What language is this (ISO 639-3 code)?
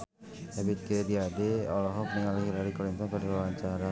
sun